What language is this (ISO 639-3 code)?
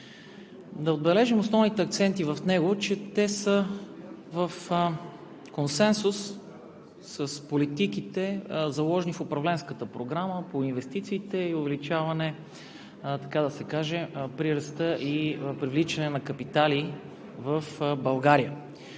bul